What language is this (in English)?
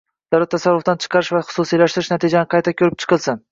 Uzbek